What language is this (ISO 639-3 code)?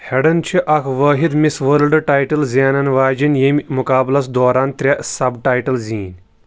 kas